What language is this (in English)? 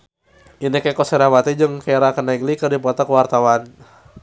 Sundanese